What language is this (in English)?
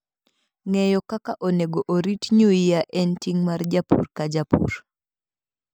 Luo (Kenya and Tanzania)